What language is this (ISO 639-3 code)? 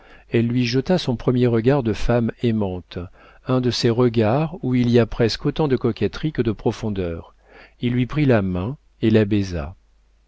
fra